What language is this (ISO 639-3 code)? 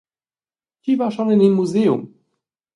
roh